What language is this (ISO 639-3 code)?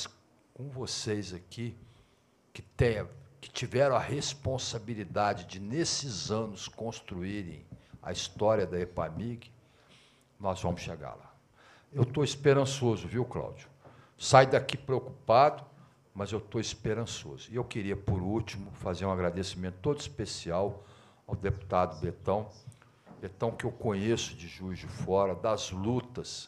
por